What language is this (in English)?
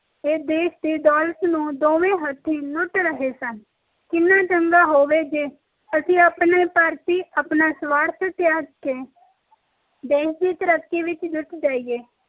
Punjabi